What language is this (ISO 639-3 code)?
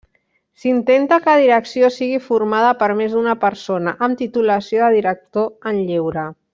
cat